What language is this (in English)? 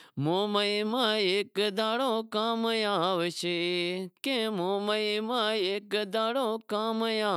Wadiyara Koli